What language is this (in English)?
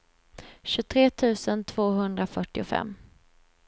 Swedish